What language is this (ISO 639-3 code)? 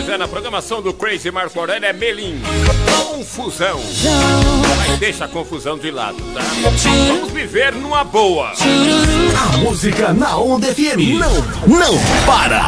por